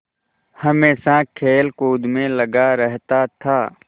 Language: Hindi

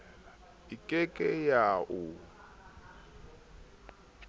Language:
Southern Sotho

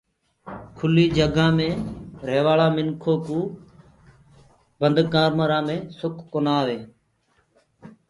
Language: Gurgula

